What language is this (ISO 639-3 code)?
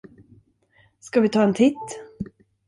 swe